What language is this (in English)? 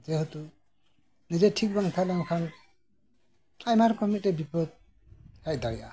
Santali